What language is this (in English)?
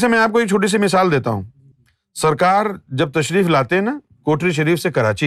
Urdu